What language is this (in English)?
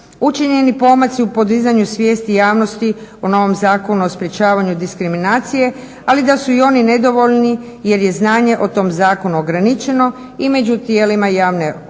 Croatian